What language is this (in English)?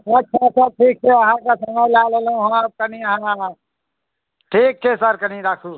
Maithili